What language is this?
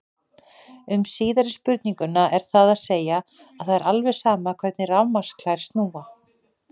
Icelandic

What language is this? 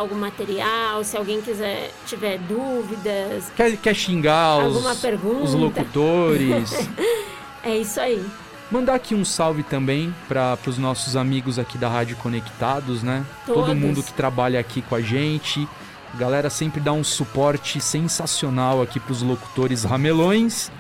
Portuguese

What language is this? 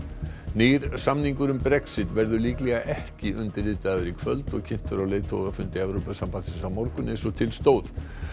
Icelandic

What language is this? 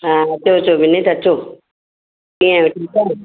Sindhi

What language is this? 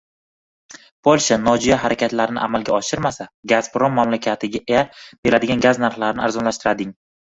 Uzbek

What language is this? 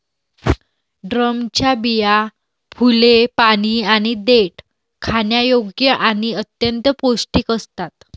Marathi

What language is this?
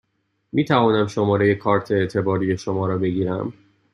Persian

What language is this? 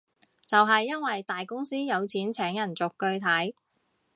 Cantonese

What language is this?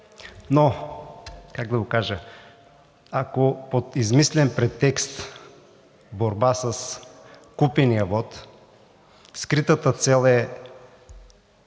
Bulgarian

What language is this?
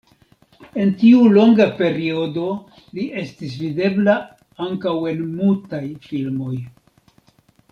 Esperanto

